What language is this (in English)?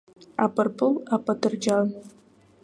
Abkhazian